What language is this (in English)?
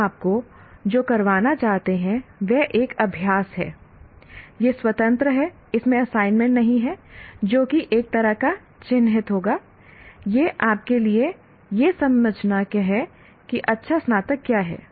Hindi